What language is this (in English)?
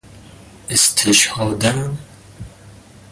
Persian